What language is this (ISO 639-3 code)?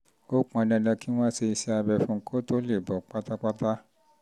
yor